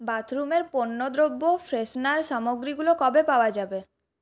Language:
Bangla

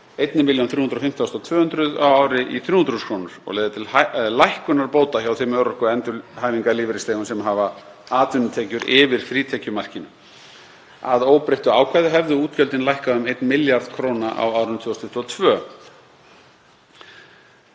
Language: Icelandic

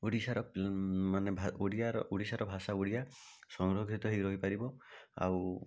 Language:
Odia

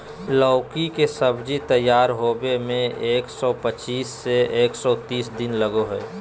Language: Magahi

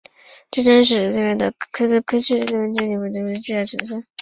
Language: Chinese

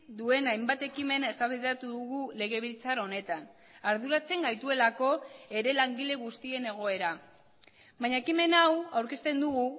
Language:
Basque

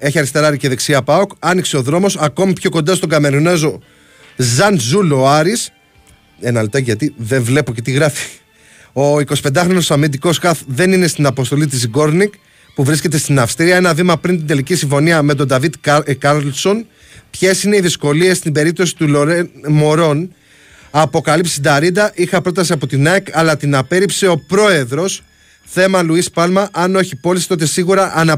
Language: Greek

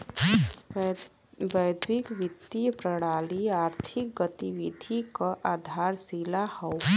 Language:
Bhojpuri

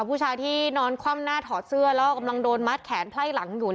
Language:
Thai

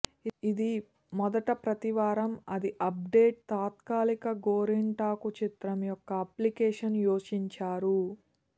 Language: Telugu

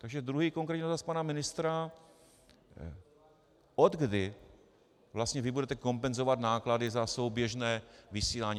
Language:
Czech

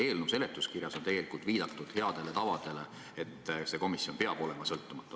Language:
Estonian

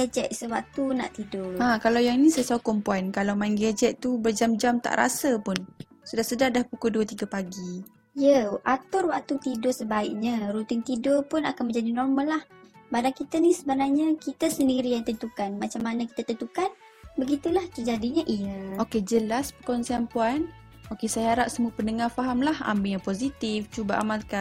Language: Malay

